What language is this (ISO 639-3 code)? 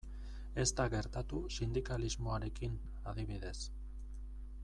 eus